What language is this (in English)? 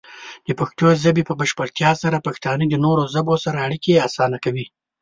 Pashto